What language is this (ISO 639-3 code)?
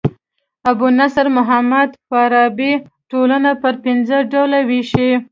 pus